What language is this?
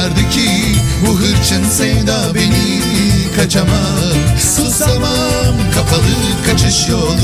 Turkish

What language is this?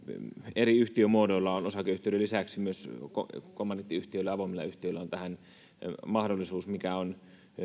Finnish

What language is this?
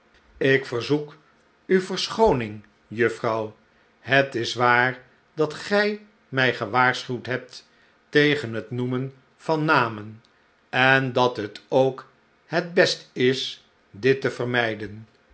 Dutch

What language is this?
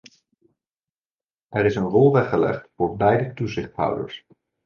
Dutch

